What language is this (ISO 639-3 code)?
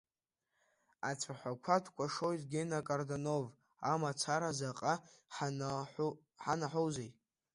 abk